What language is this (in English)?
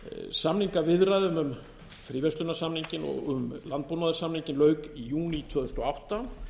Icelandic